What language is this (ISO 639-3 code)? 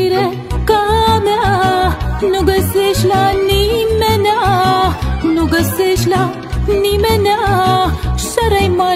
vie